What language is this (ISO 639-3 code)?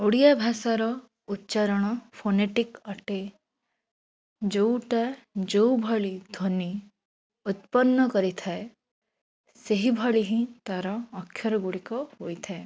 ori